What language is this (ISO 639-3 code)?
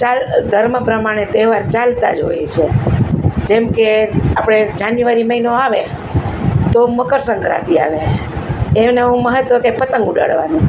guj